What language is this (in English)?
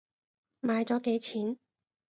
Cantonese